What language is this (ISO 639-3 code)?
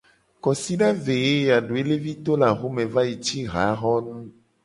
gej